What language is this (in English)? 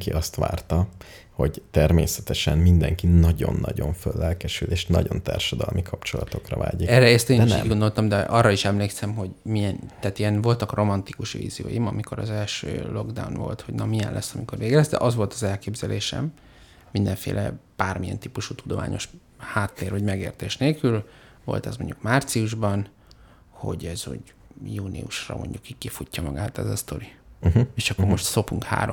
Hungarian